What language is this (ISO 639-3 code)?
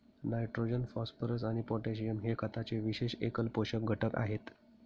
mar